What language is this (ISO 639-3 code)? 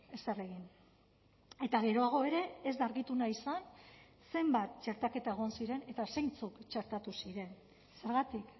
eus